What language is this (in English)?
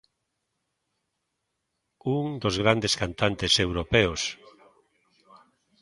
Galician